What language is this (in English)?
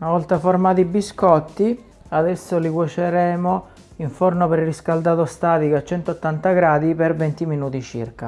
Italian